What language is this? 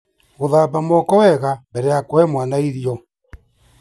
Kikuyu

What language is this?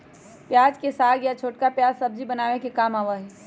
Magahi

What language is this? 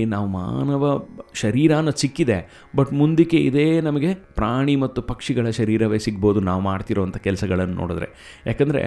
Kannada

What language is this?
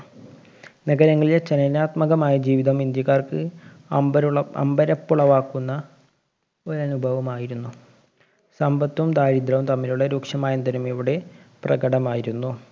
Malayalam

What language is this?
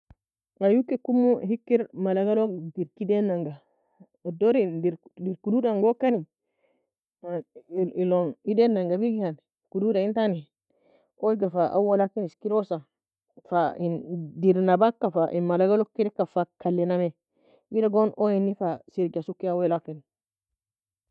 Nobiin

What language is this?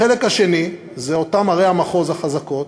Hebrew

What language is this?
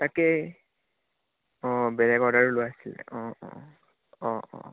Assamese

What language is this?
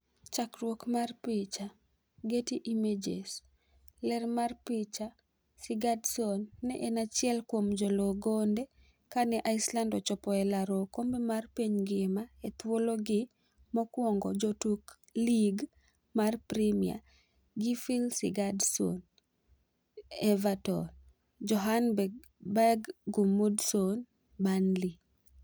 Luo (Kenya and Tanzania)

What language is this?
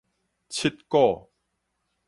Min Nan Chinese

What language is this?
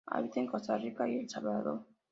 Spanish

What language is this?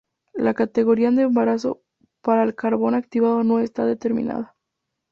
Spanish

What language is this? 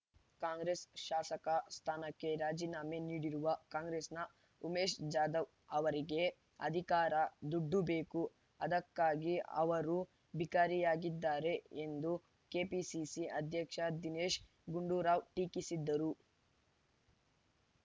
Kannada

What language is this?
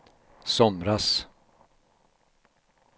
Swedish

